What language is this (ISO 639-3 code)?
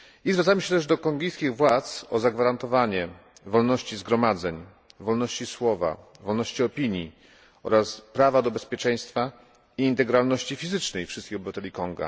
pol